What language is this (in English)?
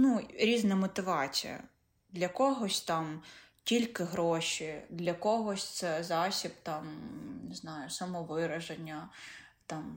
Ukrainian